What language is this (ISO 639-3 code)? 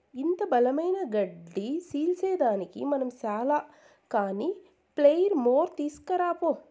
tel